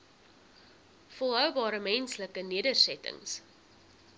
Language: Afrikaans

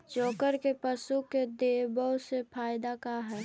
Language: Magahi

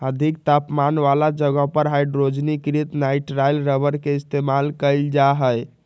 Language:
Magahi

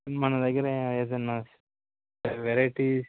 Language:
Telugu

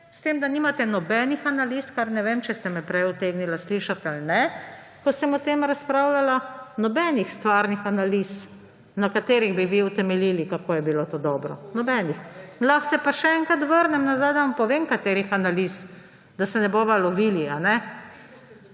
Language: Slovenian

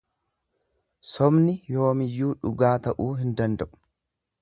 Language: Oromo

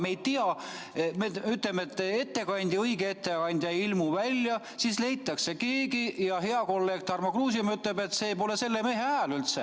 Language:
Estonian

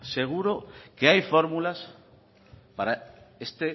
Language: Spanish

